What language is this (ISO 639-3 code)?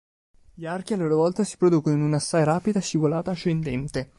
ita